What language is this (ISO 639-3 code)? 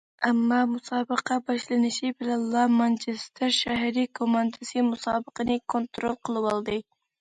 uig